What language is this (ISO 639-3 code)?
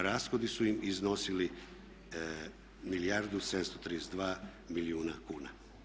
hrv